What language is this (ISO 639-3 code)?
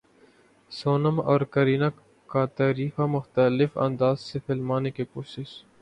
urd